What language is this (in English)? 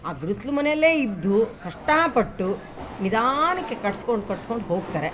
Kannada